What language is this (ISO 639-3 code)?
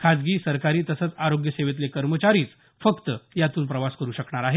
mar